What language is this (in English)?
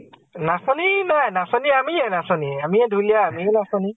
Assamese